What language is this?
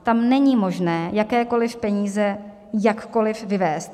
Czech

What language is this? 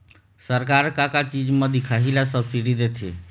Chhattisgarhi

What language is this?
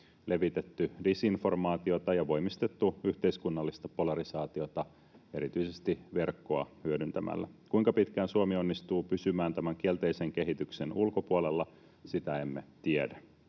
Finnish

